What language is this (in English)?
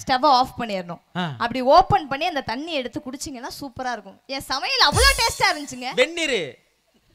Tamil